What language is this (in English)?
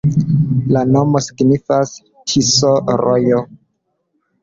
Esperanto